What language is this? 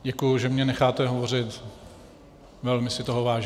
Czech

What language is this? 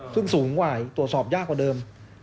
Thai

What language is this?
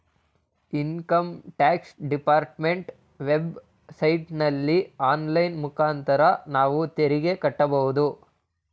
Kannada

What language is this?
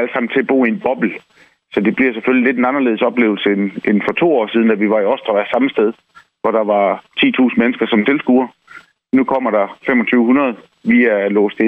Danish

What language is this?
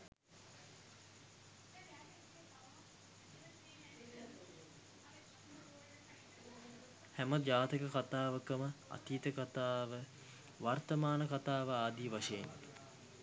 Sinhala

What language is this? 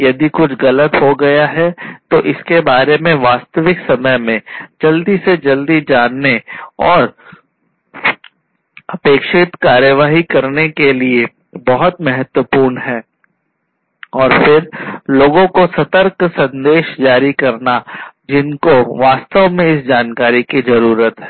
Hindi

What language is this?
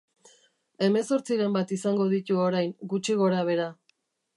Basque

